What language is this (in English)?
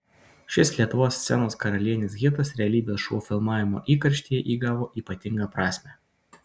Lithuanian